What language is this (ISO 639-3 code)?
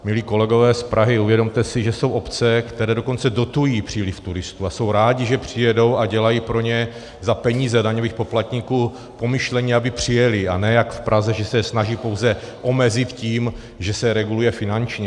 ces